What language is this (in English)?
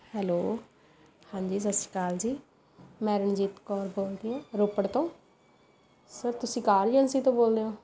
Punjabi